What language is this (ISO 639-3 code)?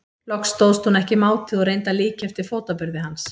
isl